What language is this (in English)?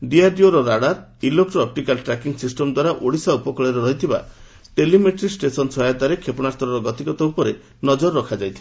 Odia